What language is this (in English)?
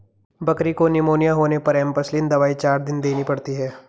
Hindi